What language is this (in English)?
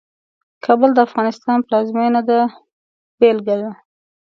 Pashto